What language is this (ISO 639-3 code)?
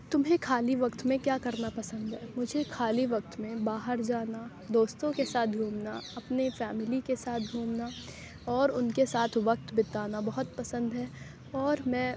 urd